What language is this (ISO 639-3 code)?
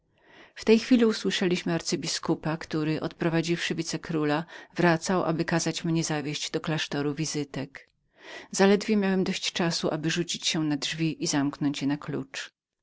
pol